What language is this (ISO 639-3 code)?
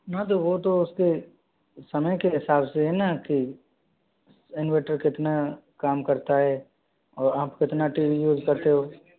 hin